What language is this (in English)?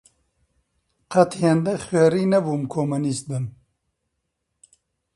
Central Kurdish